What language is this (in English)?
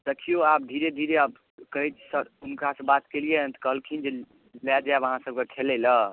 Maithili